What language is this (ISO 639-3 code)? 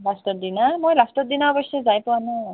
asm